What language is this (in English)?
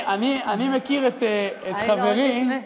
Hebrew